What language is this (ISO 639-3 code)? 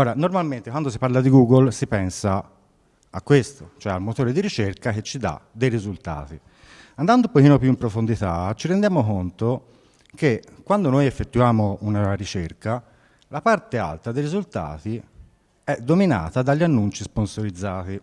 ita